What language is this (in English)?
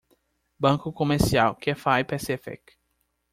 Portuguese